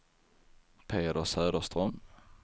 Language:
Swedish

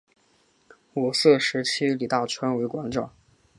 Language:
Chinese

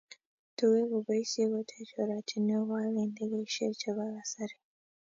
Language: Kalenjin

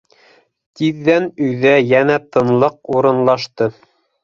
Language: Bashkir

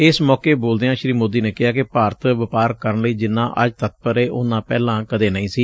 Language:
Punjabi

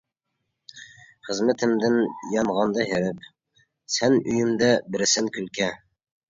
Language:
Uyghur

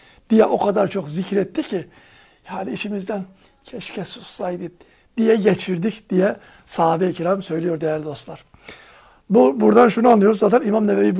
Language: Turkish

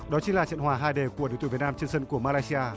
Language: Vietnamese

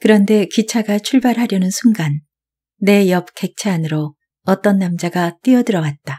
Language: Korean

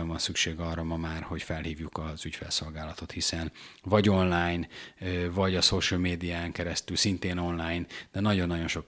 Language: Hungarian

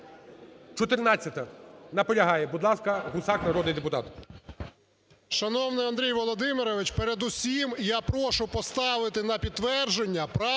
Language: Ukrainian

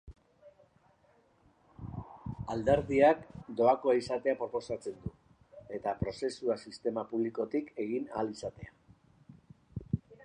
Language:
Basque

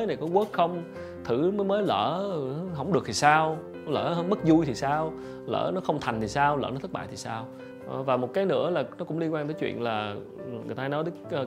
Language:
Vietnamese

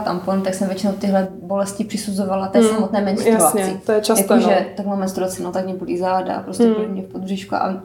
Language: Czech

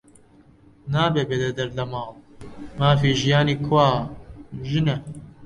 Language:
Central Kurdish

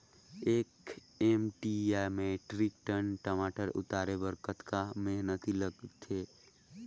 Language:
Chhattisgarhi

